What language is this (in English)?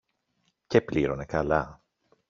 Greek